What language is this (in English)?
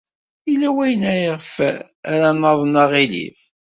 Kabyle